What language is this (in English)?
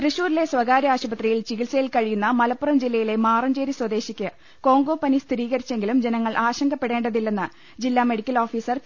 Malayalam